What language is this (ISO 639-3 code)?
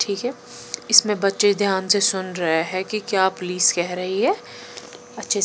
hin